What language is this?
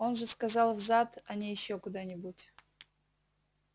Russian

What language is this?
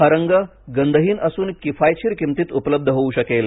Marathi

